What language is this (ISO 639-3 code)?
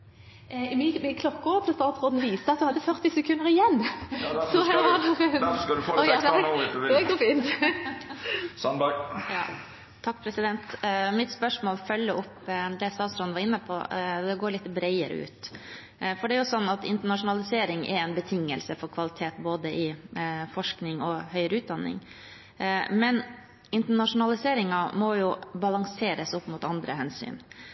nor